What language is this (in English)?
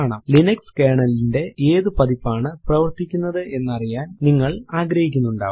Malayalam